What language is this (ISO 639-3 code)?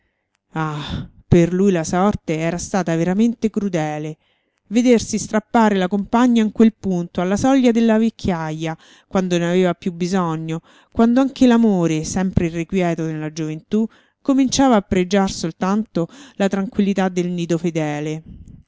ita